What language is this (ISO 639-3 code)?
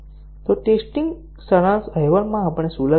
guj